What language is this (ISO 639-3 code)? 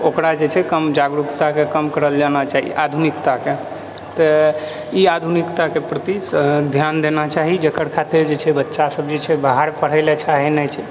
mai